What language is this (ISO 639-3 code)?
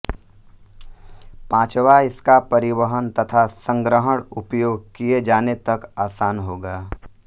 hin